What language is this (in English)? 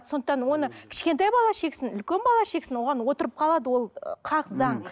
Kazakh